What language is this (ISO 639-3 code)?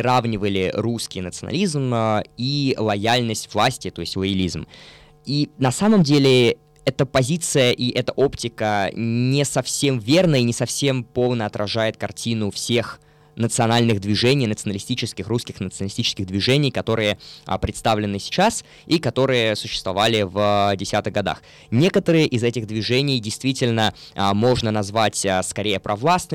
rus